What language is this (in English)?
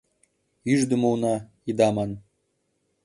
Mari